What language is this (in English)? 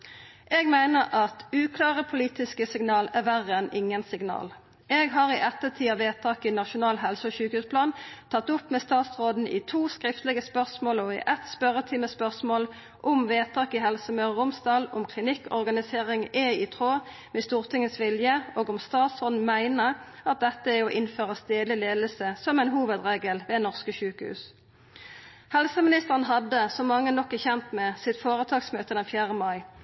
Norwegian Nynorsk